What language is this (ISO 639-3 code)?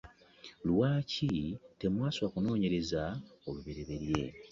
lug